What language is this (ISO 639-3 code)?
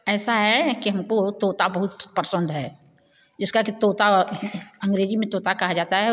hin